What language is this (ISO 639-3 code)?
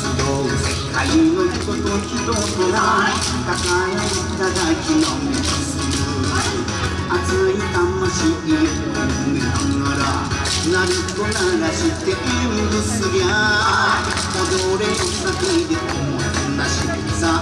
jpn